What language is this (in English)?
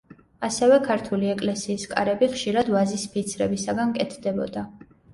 Georgian